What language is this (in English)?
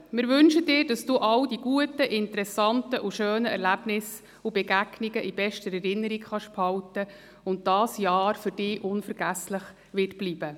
Swiss German